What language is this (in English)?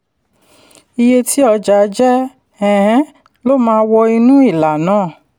Yoruba